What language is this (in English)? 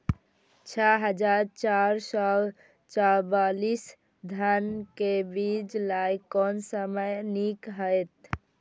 Maithili